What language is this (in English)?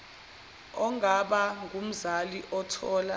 Zulu